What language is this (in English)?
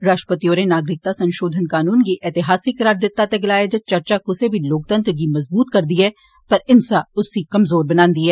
Dogri